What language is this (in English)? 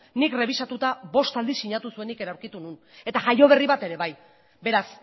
Basque